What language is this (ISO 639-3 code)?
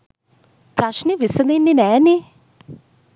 sin